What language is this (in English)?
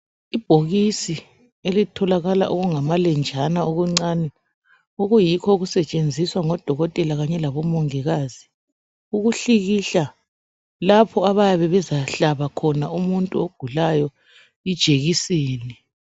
North Ndebele